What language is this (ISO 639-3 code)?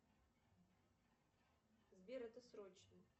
rus